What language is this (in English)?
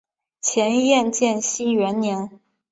Chinese